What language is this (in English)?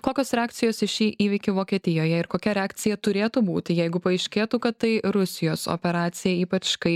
Lithuanian